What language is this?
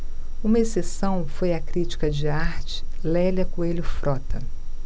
Portuguese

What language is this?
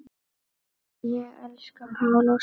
Icelandic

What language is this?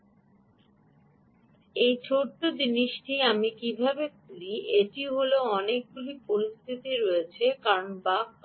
Bangla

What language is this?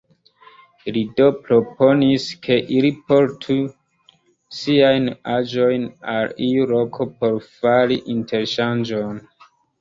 Esperanto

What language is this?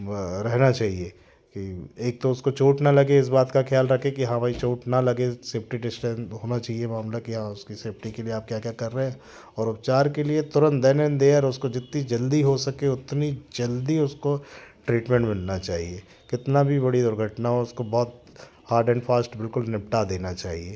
Hindi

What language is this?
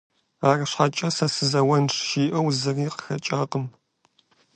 Kabardian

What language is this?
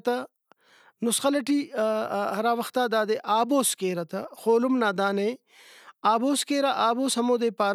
Brahui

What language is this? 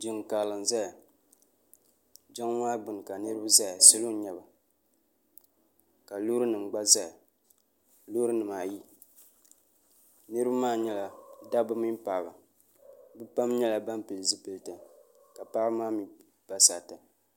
Dagbani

